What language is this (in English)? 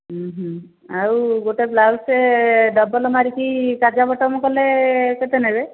Odia